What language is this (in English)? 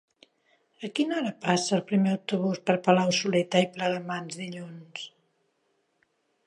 Catalan